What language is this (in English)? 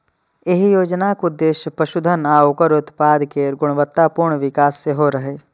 Maithili